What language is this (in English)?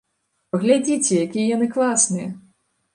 Belarusian